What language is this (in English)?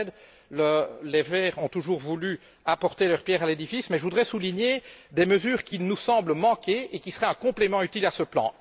French